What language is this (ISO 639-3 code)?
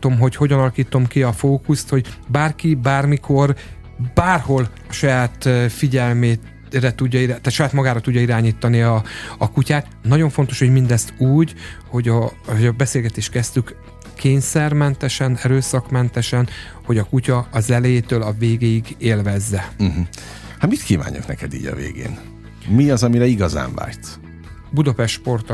hun